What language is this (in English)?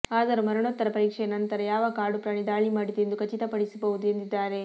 Kannada